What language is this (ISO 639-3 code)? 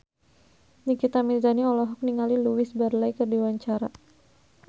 sun